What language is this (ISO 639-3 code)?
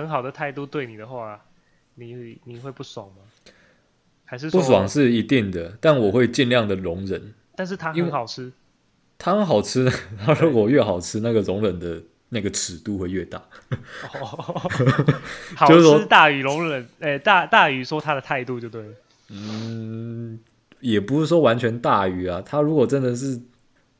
zho